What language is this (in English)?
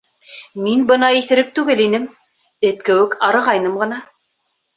Bashkir